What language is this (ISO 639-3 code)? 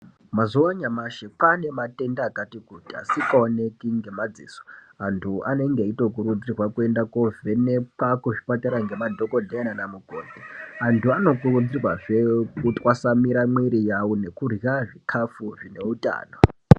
ndc